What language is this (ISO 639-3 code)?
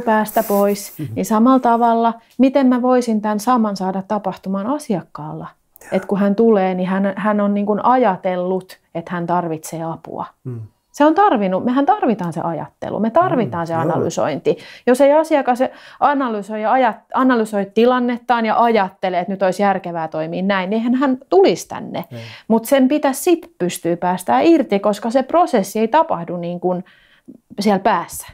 fin